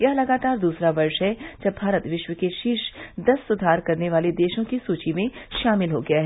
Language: Hindi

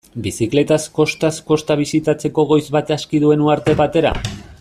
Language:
Basque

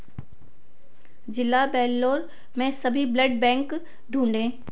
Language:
Hindi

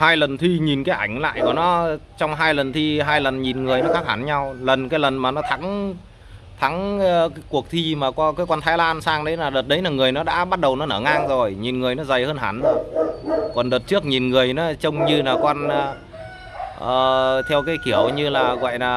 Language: Vietnamese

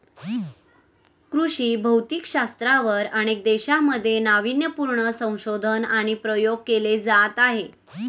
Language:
Marathi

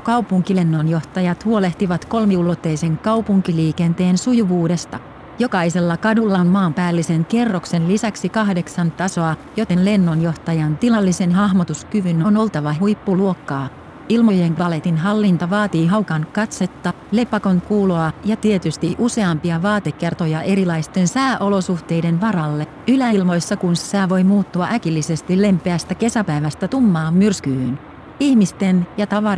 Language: Finnish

